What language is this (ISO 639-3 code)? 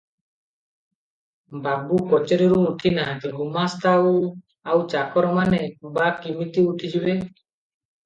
ori